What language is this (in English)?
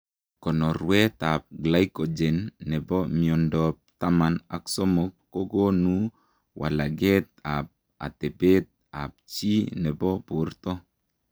Kalenjin